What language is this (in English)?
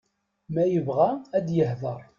Kabyle